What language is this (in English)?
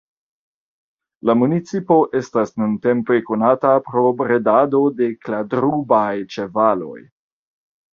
Esperanto